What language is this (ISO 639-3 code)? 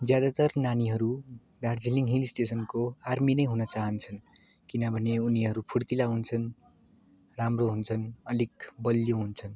nep